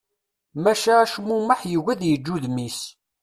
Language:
Kabyle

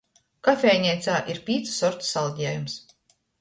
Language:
Latgalian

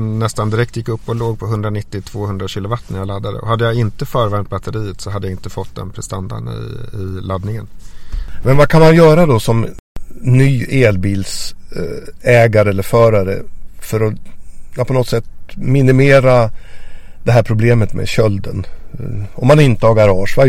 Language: Swedish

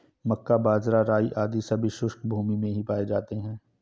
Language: Hindi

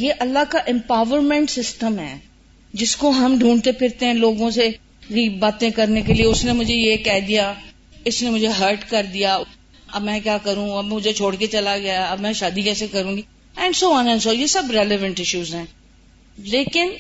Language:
Urdu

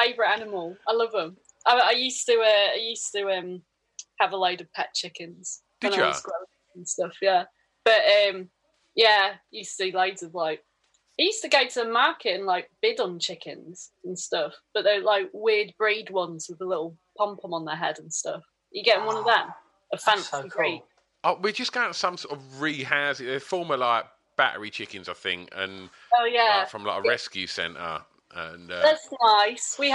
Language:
English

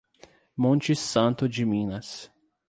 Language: Portuguese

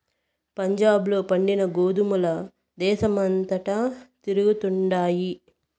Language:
Telugu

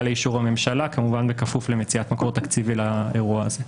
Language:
Hebrew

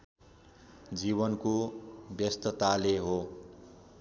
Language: Nepali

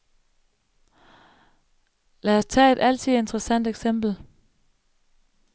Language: Danish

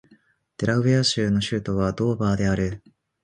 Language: Japanese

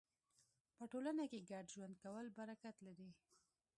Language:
Pashto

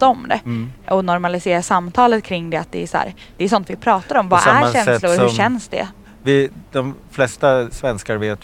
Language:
Swedish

